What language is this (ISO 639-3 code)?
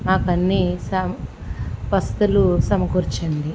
tel